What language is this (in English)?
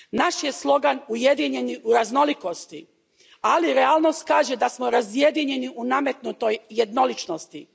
Croatian